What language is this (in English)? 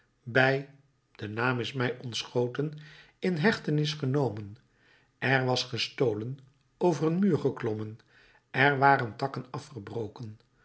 Dutch